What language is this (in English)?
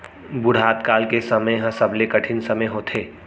Chhattisgarhi